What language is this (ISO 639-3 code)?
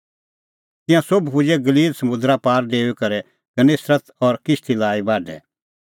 kfx